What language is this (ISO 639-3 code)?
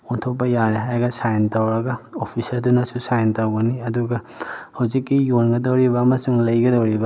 mni